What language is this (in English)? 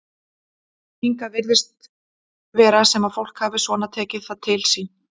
Icelandic